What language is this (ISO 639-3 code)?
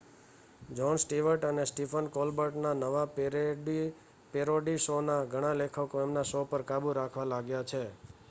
guj